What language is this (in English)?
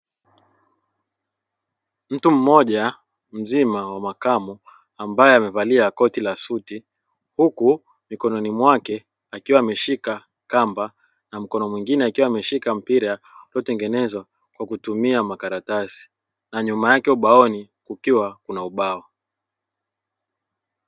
Swahili